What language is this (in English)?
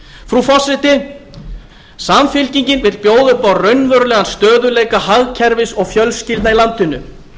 Icelandic